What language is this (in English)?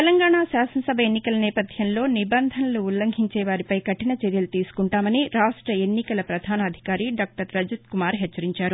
Telugu